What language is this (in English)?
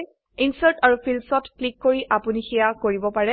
Assamese